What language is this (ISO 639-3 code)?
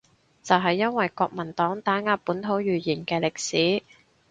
yue